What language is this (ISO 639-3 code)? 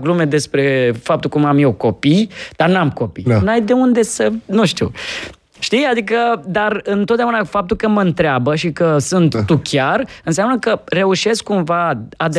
ron